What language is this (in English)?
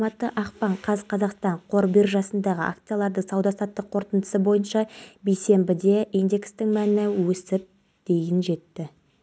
Kazakh